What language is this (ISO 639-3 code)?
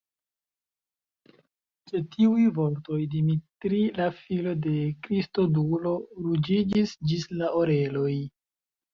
epo